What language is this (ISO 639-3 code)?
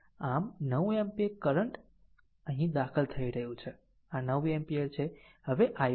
guj